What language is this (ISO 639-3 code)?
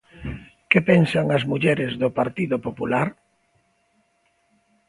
glg